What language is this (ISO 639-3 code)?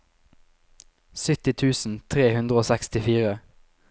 nor